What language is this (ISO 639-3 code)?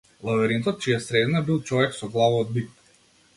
mkd